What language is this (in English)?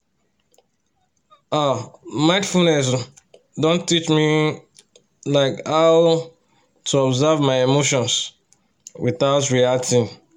Nigerian Pidgin